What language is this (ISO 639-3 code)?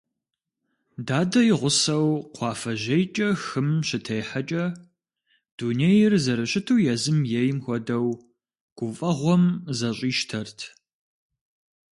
kbd